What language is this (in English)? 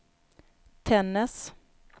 Swedish